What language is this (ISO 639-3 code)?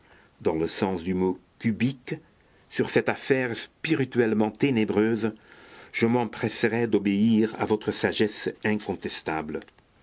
fra